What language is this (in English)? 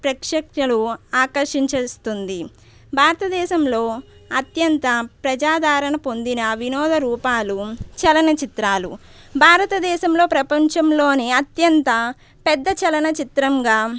Telugu